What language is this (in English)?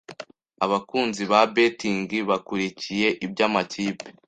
Kinyarwanda